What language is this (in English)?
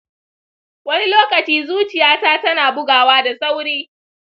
Hausa